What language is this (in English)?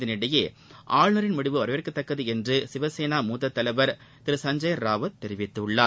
Tamil